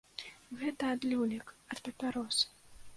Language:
Belarusian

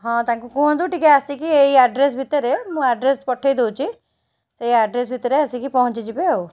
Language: Odia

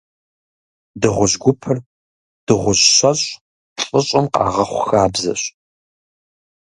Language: Kabardian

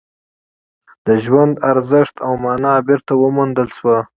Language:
Pashto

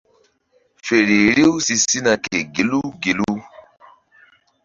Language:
Mbum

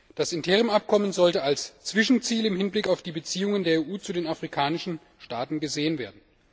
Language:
German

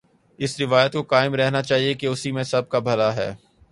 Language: Urdu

